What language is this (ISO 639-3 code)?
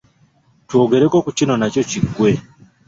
lug